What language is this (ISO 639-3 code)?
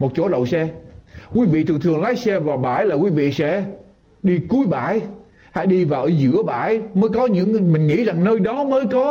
vie